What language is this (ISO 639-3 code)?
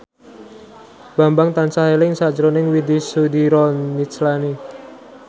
jav